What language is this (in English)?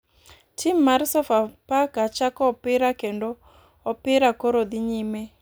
Luo (Kenya and Tanzania)